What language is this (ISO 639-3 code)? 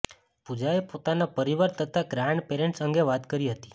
guj